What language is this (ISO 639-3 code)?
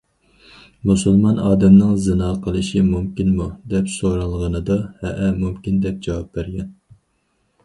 uig